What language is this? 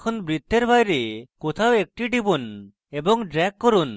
Bangla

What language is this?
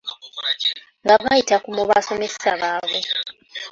Ganda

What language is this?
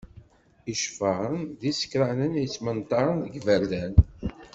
Kabyle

